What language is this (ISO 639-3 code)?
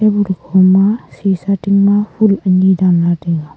nnp